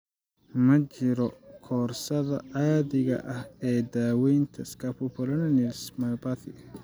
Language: Somali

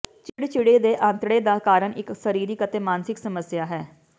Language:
Punjabi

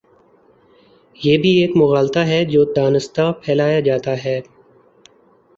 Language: Urdu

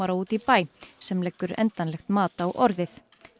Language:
Icelandic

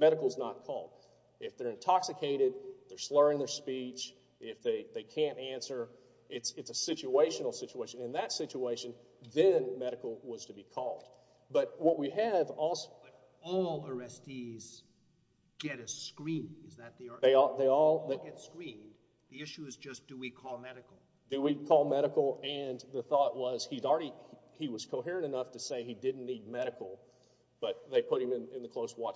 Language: English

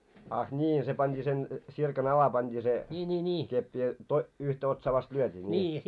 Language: Finnish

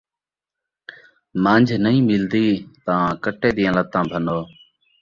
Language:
Saraiki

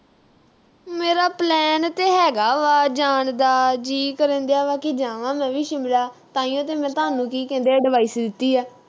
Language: Punjabi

